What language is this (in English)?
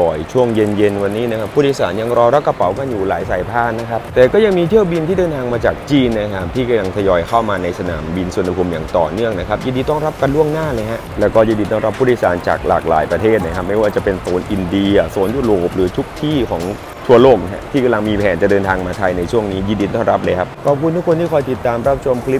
Thai